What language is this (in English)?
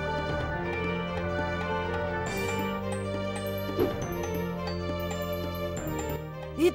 Japanese